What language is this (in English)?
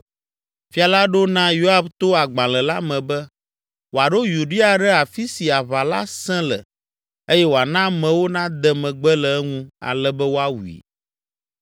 Ewe